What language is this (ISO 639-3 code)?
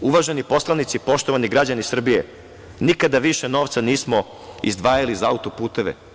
srp